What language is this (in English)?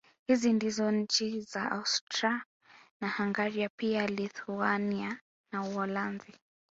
Swahili